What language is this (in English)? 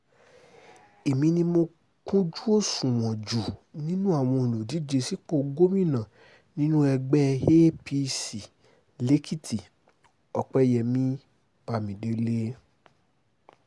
Yoruba